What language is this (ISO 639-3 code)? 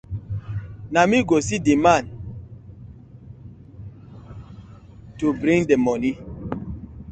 pcm